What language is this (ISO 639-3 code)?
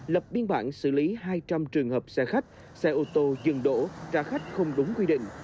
vie